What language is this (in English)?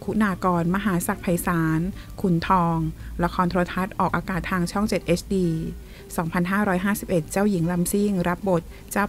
Thai